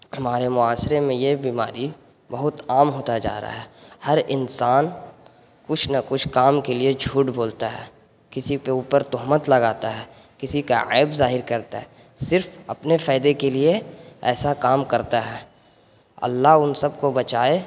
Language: Urdu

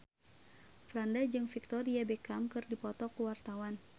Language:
Sundanese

